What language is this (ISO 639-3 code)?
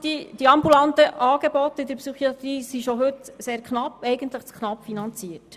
gsw